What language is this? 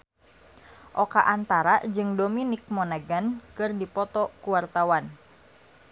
Sundanese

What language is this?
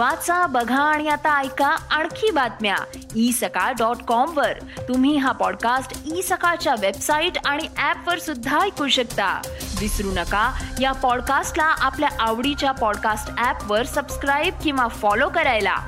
Marathi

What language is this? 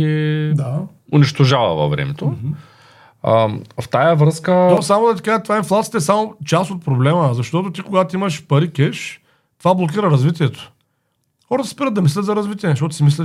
Bulgarian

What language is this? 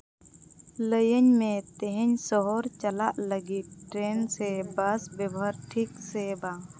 Santali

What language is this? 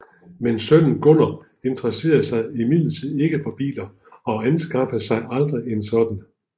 Danish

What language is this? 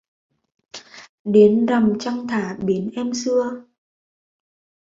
Vietnamese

